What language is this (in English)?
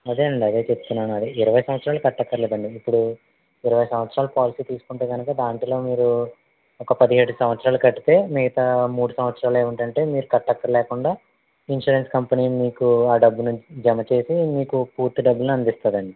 Telugu